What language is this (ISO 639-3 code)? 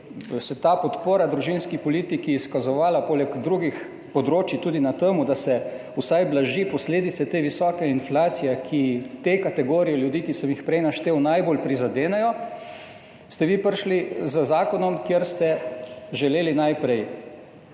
slv